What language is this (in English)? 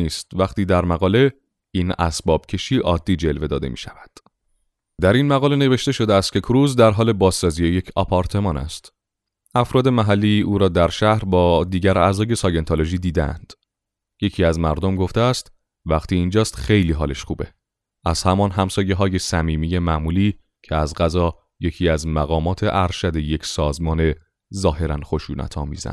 Persian